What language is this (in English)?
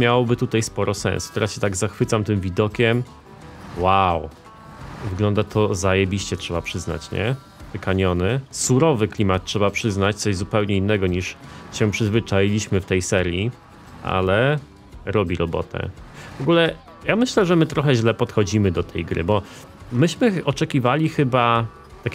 Polish